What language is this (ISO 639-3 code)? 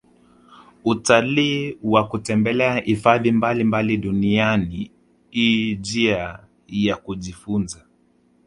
swa